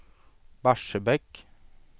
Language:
Swedish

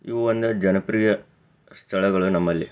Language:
Kannada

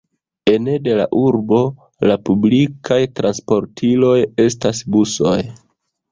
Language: Esperanto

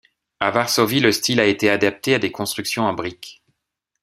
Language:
French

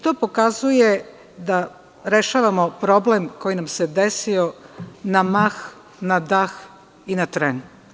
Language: Serbian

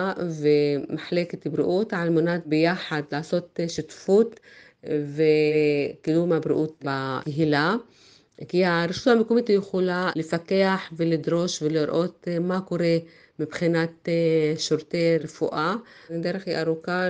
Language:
Hebrew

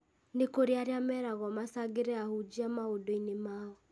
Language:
Kikuyu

